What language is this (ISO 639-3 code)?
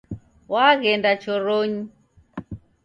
dav